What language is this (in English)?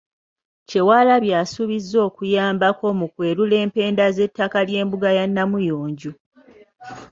Ganda